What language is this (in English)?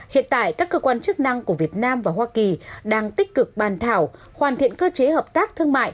Vietnamese